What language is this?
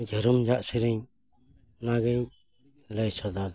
Santali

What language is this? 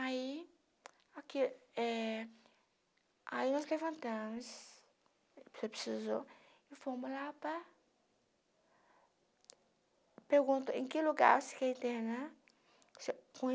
Portuguese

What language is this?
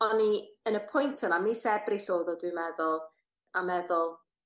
Welsh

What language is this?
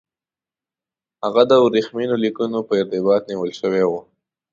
Pashto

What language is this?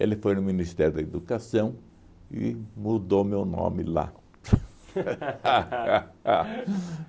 Portuguese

